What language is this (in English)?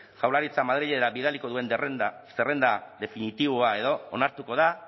Basque